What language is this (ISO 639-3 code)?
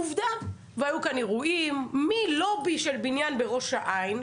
heb